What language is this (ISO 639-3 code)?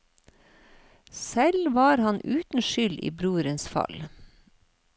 nor